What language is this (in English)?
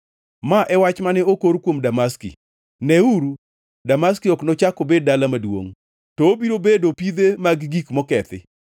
Luo (Kenya and Tanzania)